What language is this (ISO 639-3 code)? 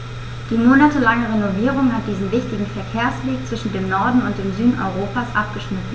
deu